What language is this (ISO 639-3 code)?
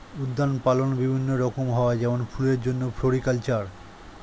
ben